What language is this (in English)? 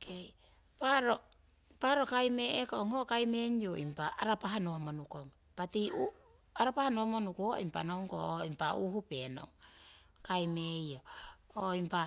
Siwai